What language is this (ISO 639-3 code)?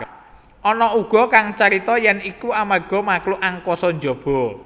jav